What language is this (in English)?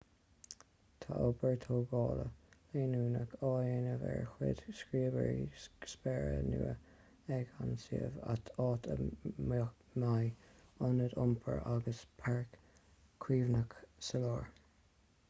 Irish